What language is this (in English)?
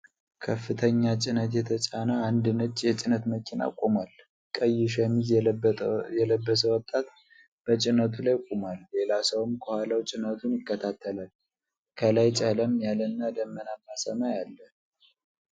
Amharic